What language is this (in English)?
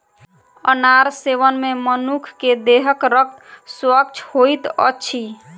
Maithili